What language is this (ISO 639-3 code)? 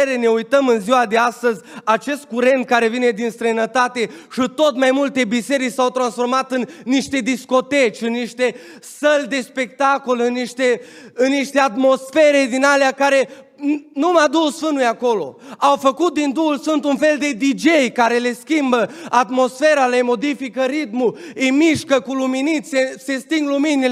ron